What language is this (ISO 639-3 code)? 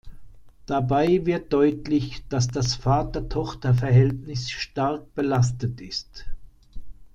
deu